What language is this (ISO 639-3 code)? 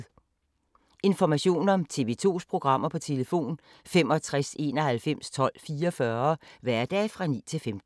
dan